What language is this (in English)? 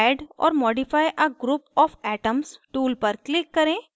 Hindi